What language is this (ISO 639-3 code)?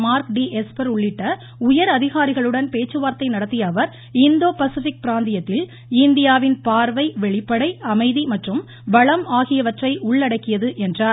tam